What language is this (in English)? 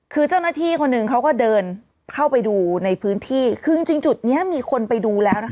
Thai